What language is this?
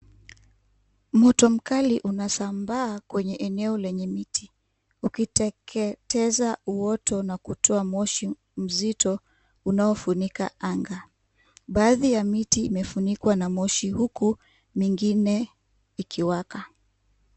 Swahili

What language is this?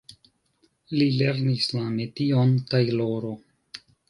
Esperanto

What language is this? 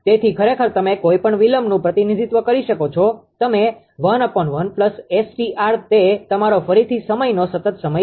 Gujarati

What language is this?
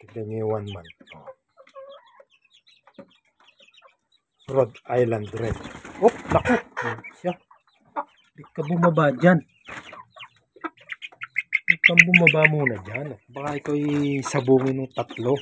Filipino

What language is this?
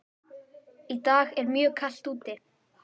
Icelandic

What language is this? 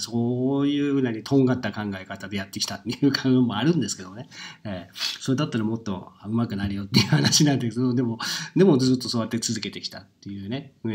Japanese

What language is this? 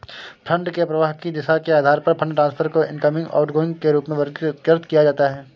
Hindi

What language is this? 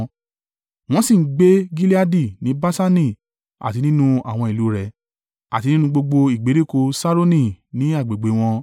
Yoruba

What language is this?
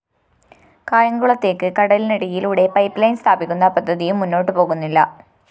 Malayalam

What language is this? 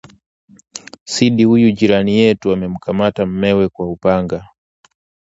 Swahili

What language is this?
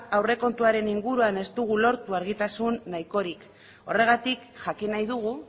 Basque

